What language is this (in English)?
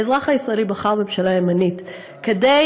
Hebrew